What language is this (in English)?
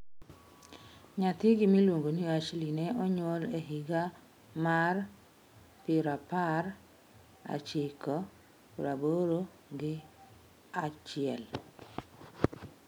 Luo (Kenya and Tanzania)